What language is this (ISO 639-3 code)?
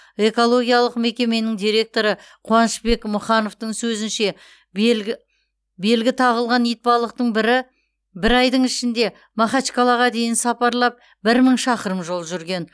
kaz